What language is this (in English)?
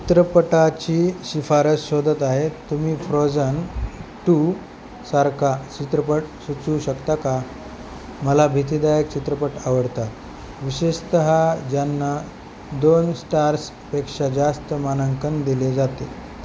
Marathi